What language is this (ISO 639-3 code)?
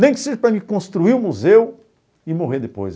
por